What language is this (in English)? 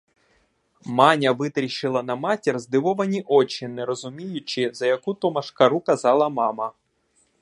Ukrainian